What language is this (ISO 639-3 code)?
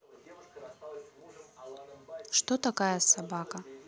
rus